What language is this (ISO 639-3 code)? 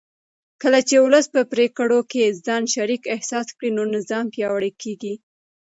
pus